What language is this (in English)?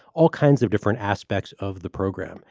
English